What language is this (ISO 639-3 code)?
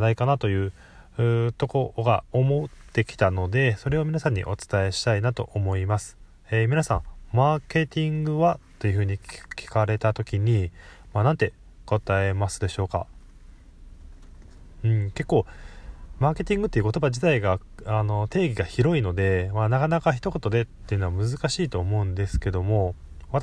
jpn